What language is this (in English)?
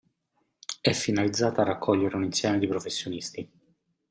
Italian